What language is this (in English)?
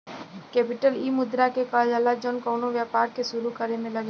Bhojpuri